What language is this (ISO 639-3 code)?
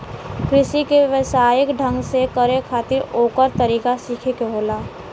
bho